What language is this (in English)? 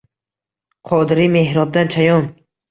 Uzbek